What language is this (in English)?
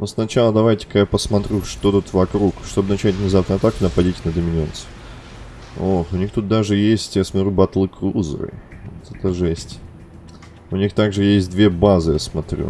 Russian